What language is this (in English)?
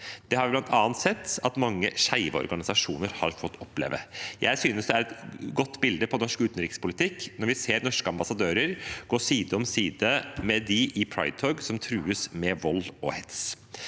Norwegian